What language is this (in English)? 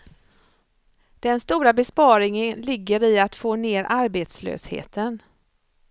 Swedish